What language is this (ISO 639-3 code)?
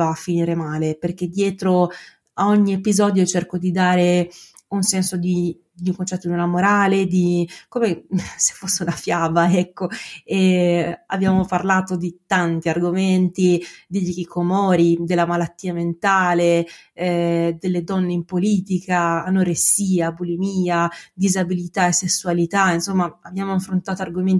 ita